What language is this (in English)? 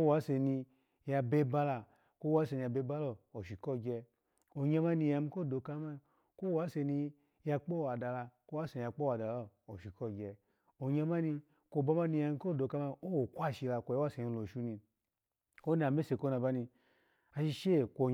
Alago